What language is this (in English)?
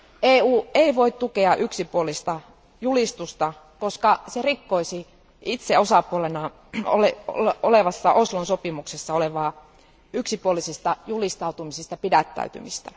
Finnish